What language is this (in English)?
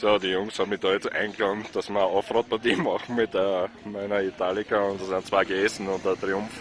German